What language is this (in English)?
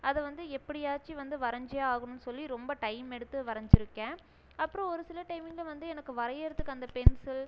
Tamil